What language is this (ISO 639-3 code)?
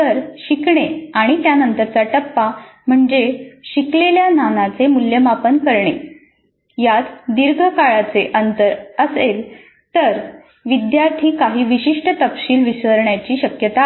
mar